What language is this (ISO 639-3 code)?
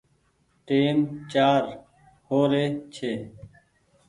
gig